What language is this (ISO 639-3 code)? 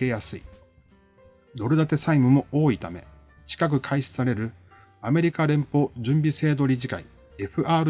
jpn